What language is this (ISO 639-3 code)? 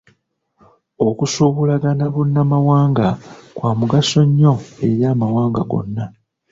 lug